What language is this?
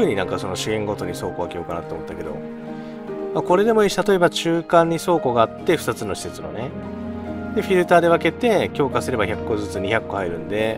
Japanese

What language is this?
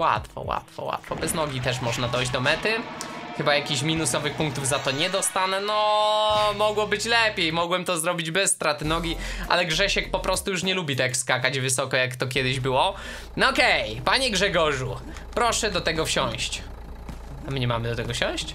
Polish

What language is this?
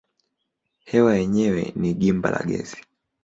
Swahili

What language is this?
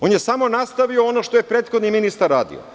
Serbian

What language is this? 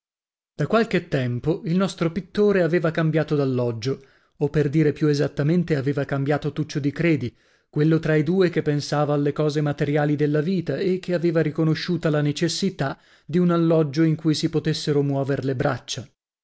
Italian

